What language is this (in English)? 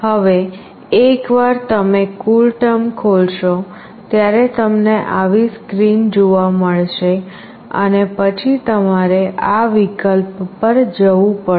Gujarati